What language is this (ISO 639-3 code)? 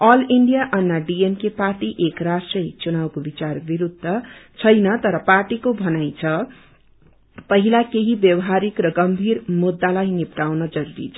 nep